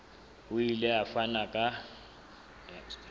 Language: Southern Sotho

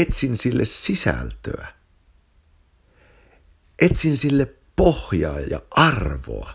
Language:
Finnish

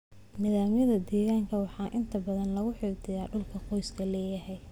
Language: Somali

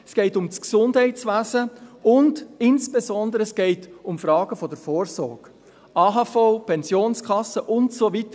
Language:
Swiss German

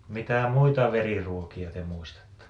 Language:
Finnish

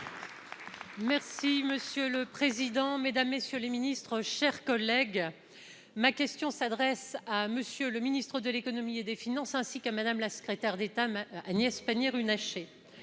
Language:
French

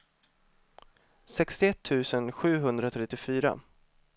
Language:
Swedish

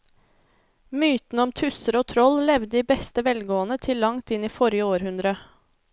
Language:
Norwegian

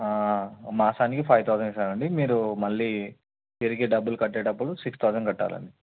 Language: Telugu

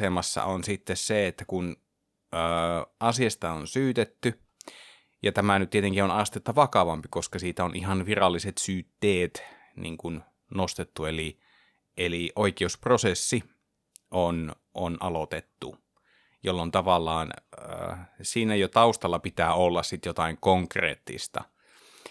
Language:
Finnish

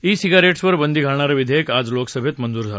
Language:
Marathi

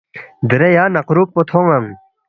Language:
Balti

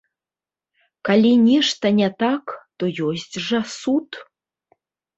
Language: Belarusian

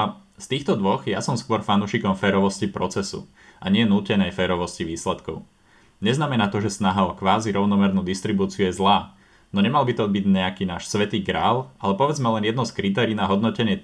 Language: Slovak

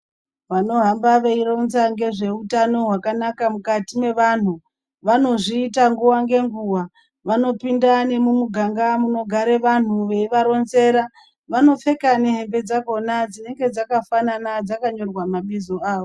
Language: Ndau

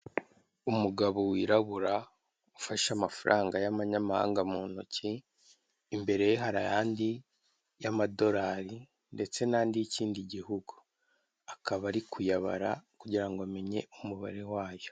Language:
Kinyarwanda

